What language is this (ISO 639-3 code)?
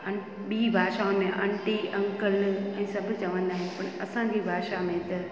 snd